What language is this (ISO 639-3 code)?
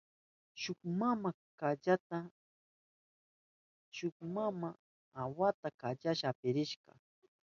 qup